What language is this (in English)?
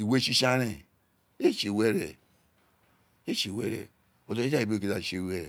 Isekiri